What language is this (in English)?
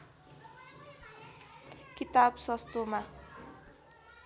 Nepali